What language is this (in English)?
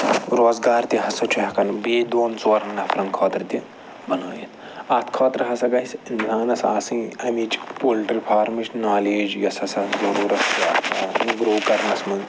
Kashmiri